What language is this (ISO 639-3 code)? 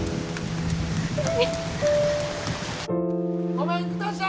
jpn